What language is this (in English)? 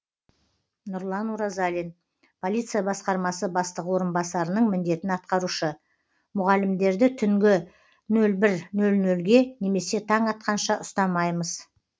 Kazakh